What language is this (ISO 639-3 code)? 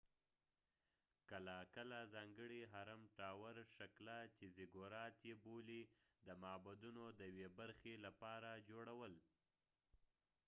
pus